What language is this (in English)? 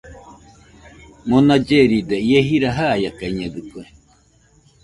Nüpode Huitoto